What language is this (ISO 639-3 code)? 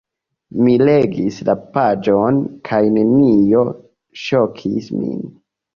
epo